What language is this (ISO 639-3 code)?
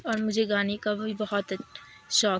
urd